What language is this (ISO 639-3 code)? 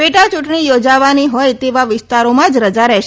guj